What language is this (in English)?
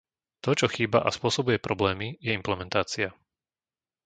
Slovak